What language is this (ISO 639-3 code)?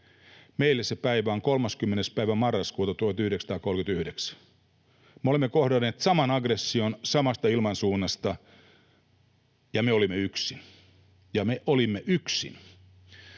fin